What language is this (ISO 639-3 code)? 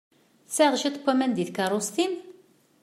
kab